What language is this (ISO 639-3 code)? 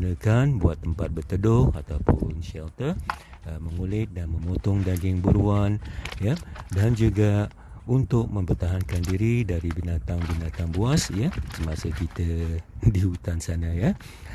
msa